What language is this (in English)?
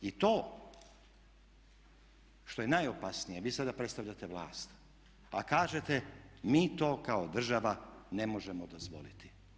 Croatian